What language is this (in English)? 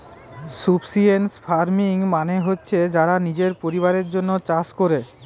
Bangla